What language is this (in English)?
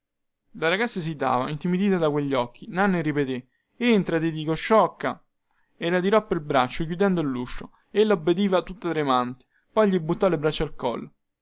Italian